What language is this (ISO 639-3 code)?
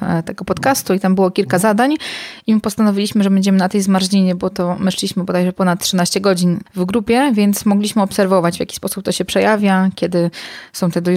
pol